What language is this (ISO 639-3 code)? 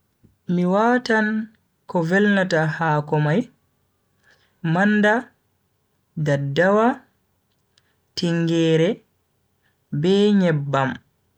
fui